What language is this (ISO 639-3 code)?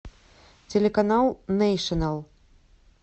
rus